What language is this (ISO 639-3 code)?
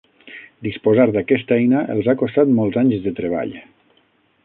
cat